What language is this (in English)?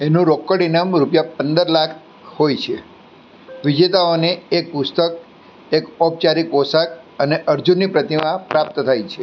Gujarati